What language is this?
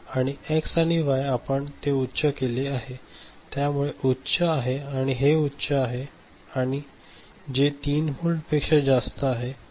Marathi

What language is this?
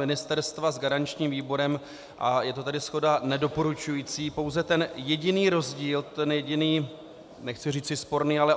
Czech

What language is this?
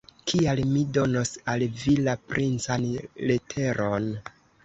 Esperanto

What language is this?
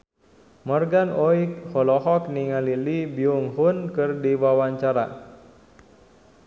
Sundanese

